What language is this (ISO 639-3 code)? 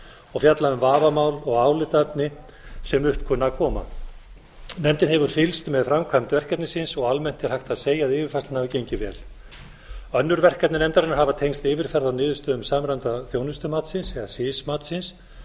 isl